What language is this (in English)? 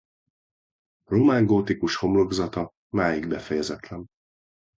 Hungarian